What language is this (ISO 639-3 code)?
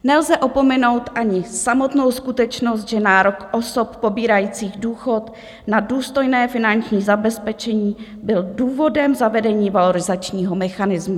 ces